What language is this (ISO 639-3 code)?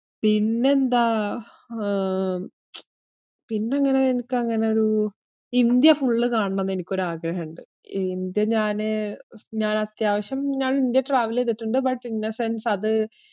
mal